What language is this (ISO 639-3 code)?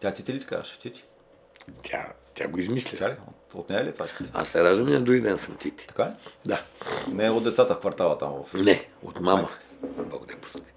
bul